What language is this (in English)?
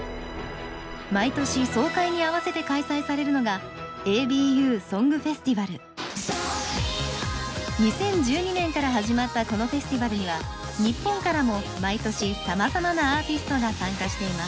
Japanese